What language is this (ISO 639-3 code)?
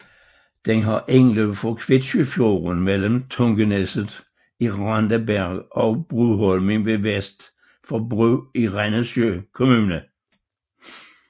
dan